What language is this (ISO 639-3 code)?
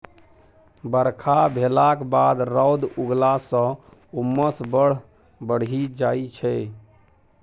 mai